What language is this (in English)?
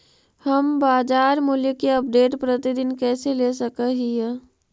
Magahi